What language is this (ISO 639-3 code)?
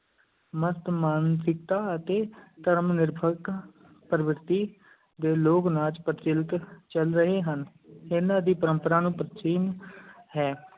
pan